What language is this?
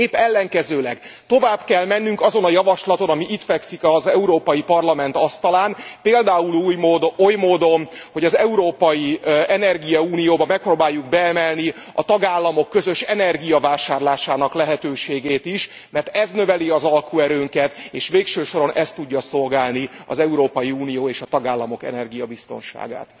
Hungarian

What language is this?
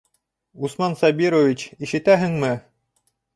Bashkir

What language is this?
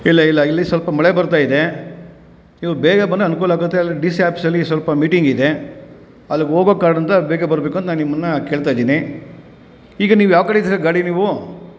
Kannada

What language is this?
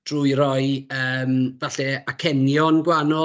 Welsh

